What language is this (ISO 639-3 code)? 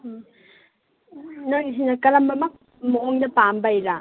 mni